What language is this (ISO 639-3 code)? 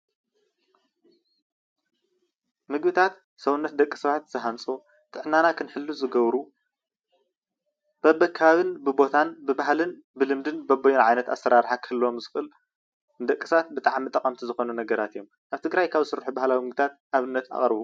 tir